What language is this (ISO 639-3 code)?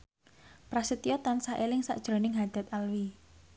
jav